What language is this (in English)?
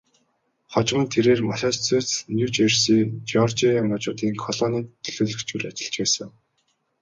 Mongolian